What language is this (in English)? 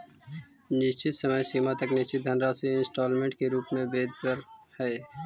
Magahi